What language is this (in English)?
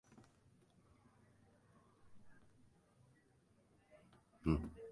Western Frisian